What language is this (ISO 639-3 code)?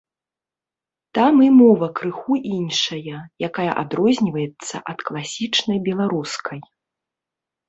bel